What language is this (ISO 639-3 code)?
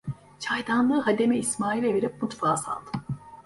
tur